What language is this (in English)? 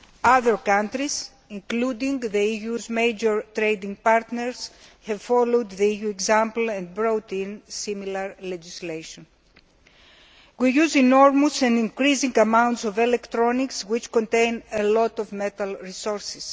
English